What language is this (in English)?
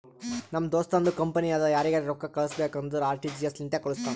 Kannada